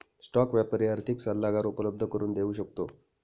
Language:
Marathi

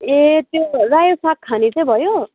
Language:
Nepali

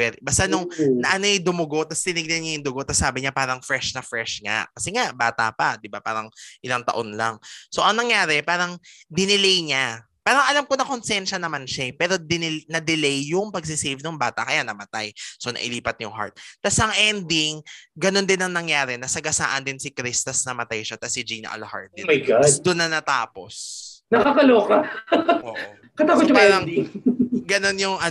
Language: Filipino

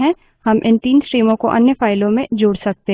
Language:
Hindi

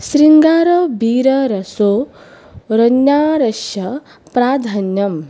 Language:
Sanskrit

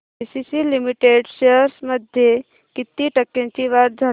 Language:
Marathi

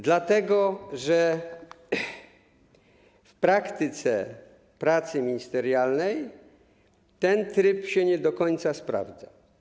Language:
Polish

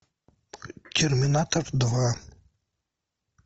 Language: Russian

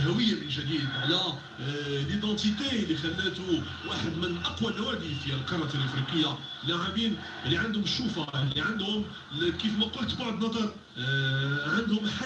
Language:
Arabic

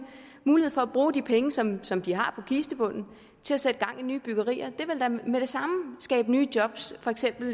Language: Danish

